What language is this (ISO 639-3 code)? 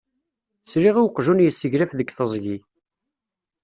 kab